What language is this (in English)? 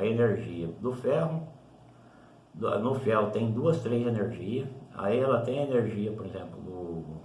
Portuguese